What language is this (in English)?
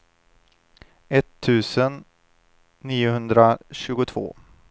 Swedish